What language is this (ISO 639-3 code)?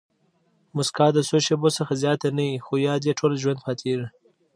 pus